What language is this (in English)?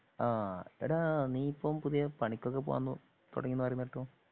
Malayalam